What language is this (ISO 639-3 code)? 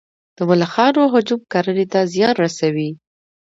pus